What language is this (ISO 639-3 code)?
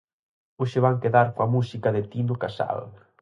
glg